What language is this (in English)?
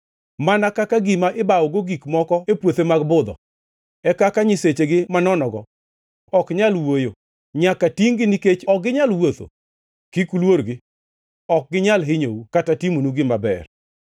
Luo (Kenya and Tanzania)